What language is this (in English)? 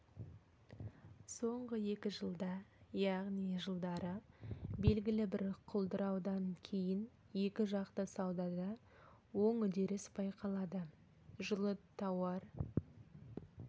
Kazakh